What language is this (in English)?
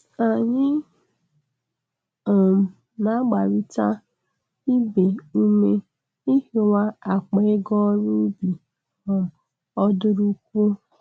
Igbo